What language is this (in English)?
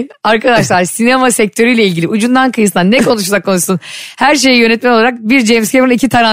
Turkish